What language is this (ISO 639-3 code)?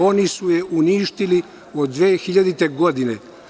srp